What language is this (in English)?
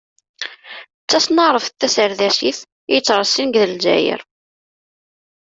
Kabyle